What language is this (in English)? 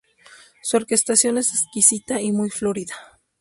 Spanish